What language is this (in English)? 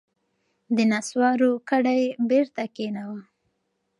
Pashto